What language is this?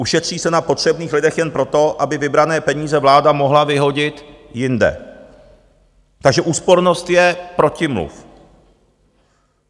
Czech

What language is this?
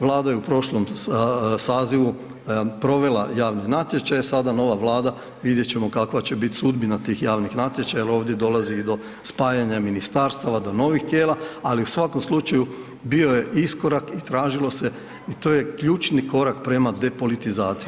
Croatian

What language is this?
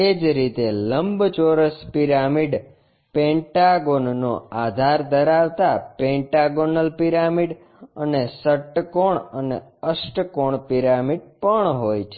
Gujarati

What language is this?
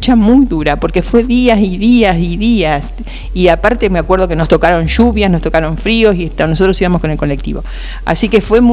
Spanish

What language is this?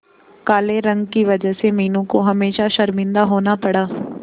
Hindi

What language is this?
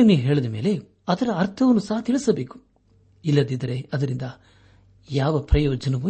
Kannada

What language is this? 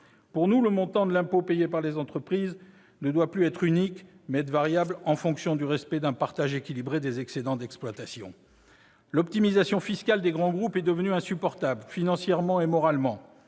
French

